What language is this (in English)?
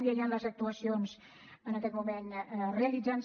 Catalan